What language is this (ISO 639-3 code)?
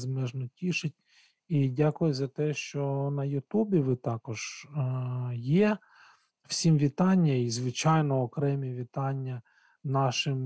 ukr